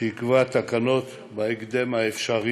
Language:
Hebrew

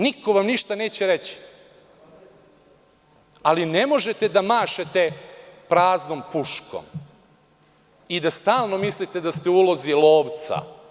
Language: Serbian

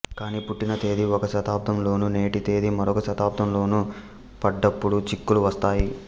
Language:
Telugu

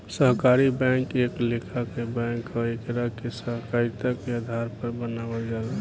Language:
Bhojpuri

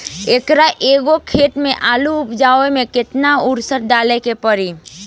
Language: Bhojpuri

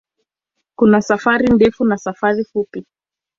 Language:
Swahili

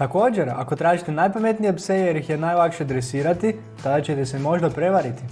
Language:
Croatian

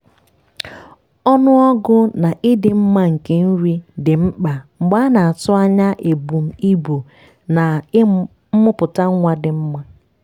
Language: Igbo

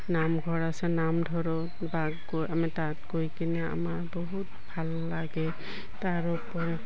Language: Assamese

